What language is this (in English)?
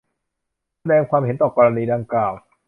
Thai